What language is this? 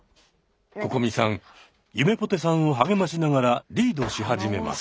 Japanese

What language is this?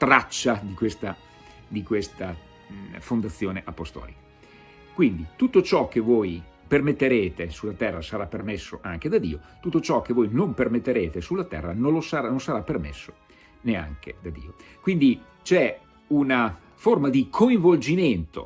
Italian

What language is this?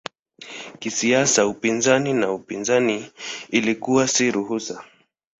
Swahili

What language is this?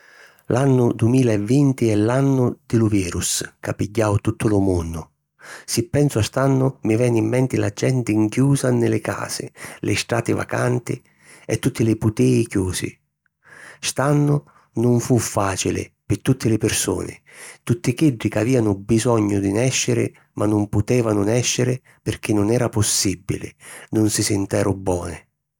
Sicilian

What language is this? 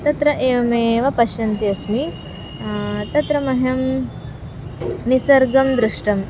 Sanskrit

